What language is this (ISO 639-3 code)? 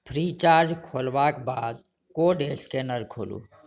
mai